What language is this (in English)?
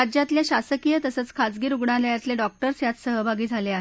Marathi